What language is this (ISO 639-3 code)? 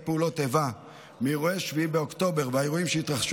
heb